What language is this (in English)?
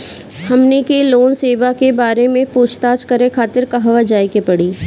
Bhojpuri